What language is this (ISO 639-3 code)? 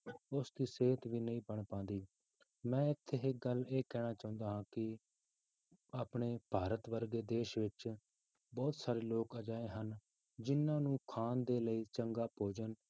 pan